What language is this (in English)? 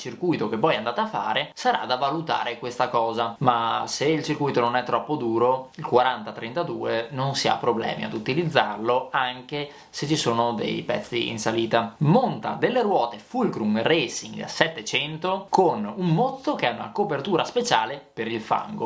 Italian